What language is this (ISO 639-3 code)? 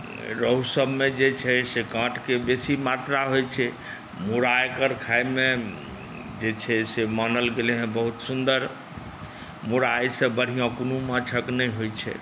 mai